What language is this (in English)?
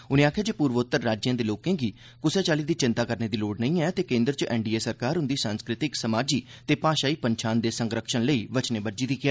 Dogri